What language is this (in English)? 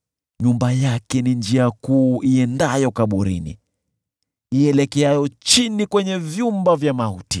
Swahili